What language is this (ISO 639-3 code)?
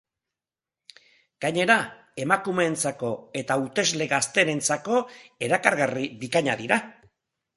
eus